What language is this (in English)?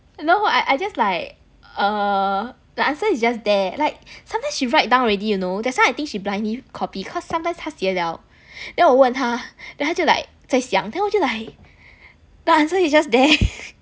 English